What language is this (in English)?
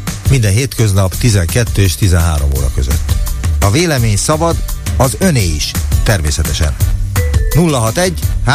Hungarian